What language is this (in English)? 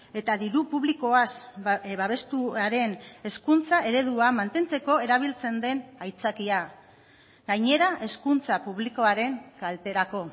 Basque